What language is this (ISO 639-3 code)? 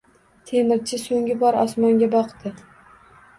uzb